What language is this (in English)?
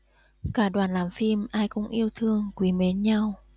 Vietnamese